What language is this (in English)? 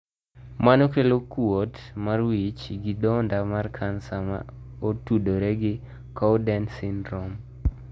Luo (Kenya and Tanzania)